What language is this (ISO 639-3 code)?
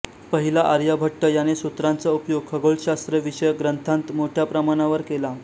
mar